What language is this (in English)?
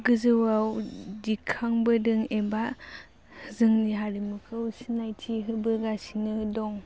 Bodo